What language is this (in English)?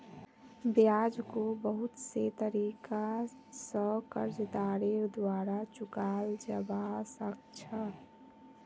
Magahi